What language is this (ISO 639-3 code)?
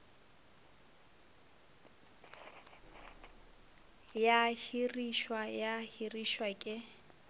nso